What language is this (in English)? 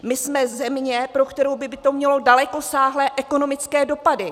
Czech